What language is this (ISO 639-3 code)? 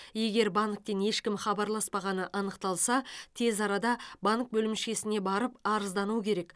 kaz